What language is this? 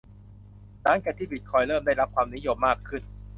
Thai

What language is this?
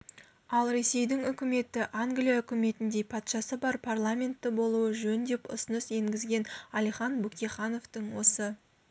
Kazakh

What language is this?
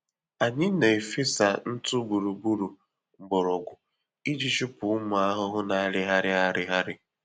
Igbo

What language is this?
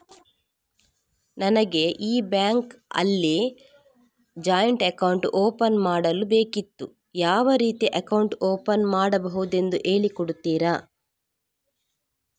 Kannada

